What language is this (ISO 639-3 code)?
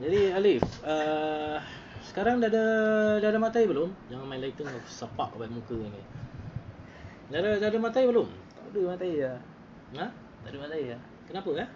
msa